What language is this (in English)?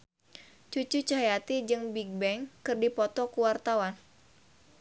Sundanese